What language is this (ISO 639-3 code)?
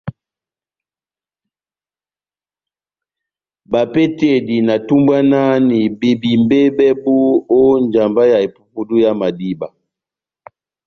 bnm